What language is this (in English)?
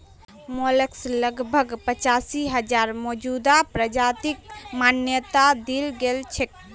Magahi